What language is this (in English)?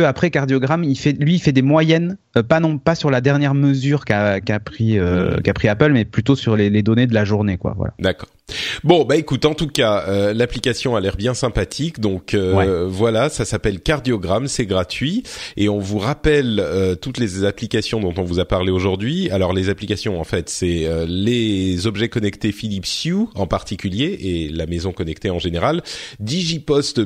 French